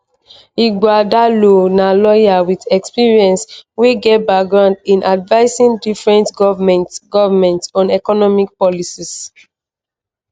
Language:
Nigerian Pidgin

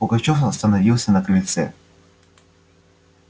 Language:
Russian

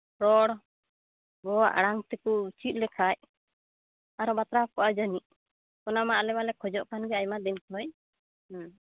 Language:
Santali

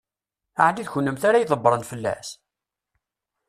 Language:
Kabyle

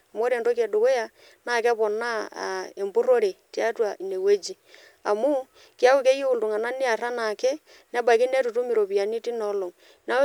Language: Masai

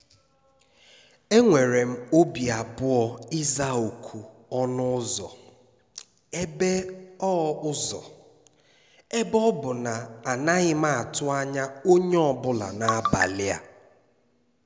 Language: Igbo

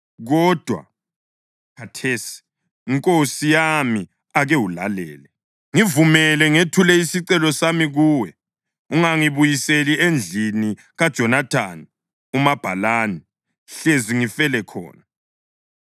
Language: North Ndebele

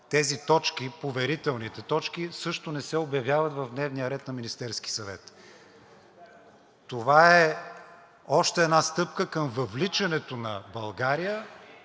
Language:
Bulgarian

